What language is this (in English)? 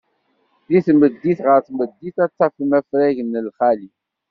Kabyle